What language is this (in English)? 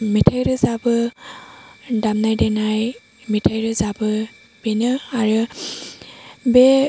Bodo